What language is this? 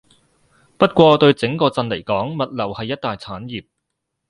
Cantonese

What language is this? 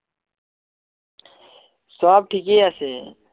Assamese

